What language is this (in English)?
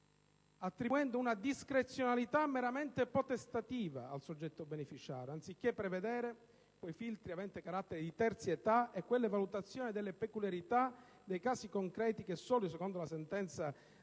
Italian